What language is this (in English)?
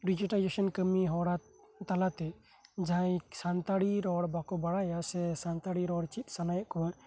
Santali